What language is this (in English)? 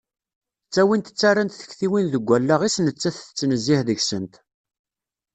Kabyle